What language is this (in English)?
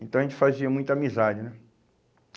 Portuguese